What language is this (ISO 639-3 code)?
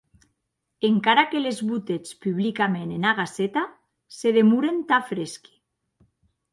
oci